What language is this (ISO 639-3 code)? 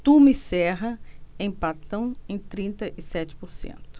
por